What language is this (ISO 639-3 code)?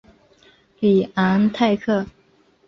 zho